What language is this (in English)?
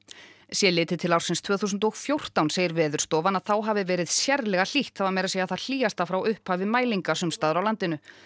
Icelandic